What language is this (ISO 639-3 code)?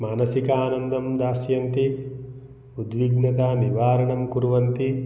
san